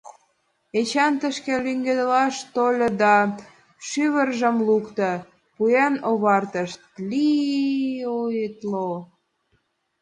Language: Mari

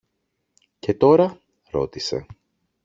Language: Greek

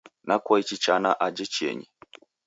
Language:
Taita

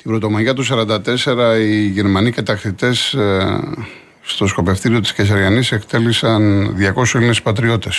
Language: Greek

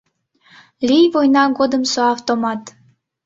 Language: Mari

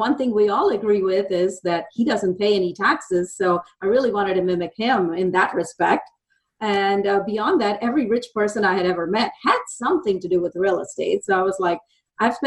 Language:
English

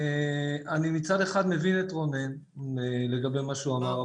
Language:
Hebrew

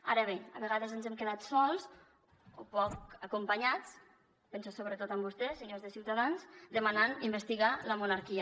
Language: Catalan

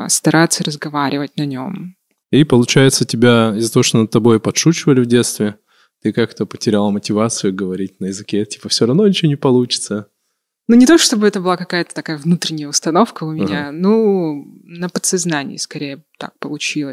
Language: Russian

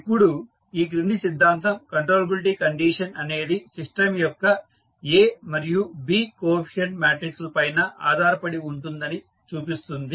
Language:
Telugu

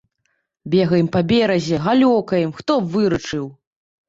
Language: Belarusian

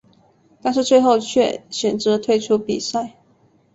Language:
Chinese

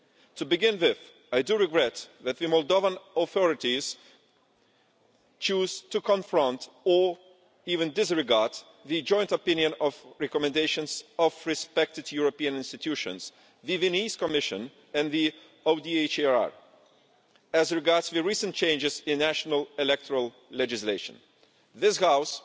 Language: English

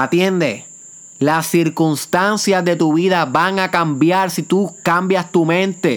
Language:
Spanish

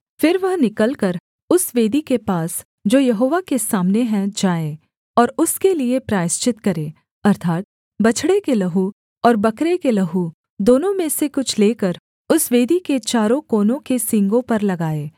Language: Hindi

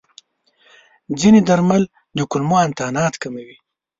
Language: Pashto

